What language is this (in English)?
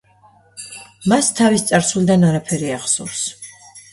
Georgian